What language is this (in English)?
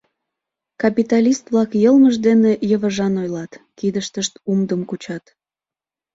Mari